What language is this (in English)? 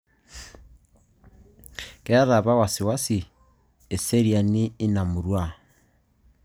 Masai